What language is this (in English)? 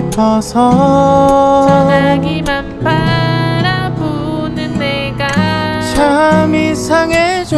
Korean